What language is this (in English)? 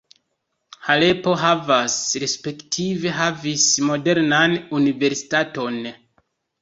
Esperanto